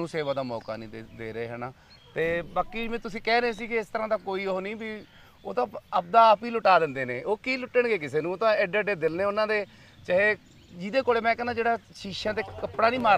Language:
Punjabi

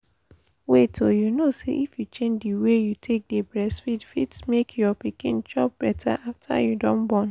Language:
Nigerian Pidgin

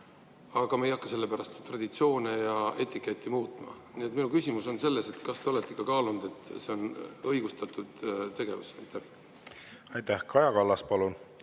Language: Estonian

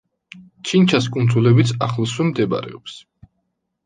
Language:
Georgian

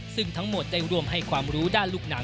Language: Thai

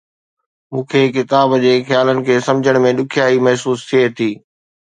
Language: Sindhi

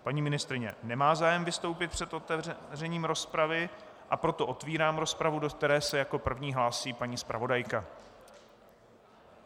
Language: Czech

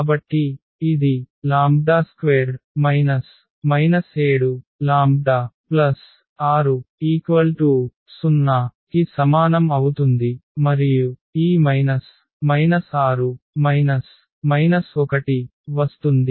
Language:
Telugu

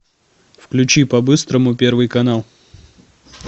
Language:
Russian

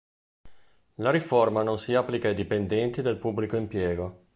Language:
Italian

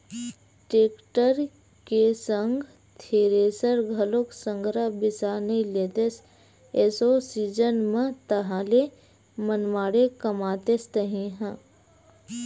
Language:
Chhattisgarhi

